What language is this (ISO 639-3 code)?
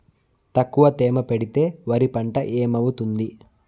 tel